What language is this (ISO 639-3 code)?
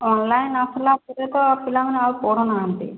ori